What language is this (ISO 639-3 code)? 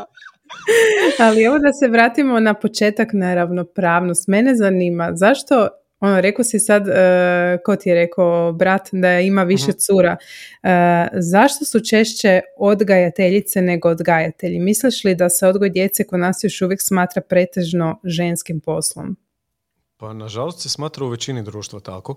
hrv